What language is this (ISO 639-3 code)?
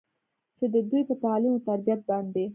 pus